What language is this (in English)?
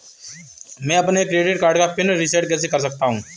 Hindi